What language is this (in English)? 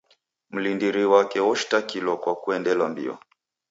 Taita